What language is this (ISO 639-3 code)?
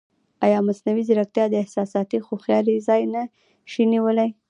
pus